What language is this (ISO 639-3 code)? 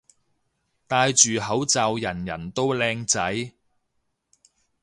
yue